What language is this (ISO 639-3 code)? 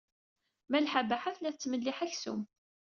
kab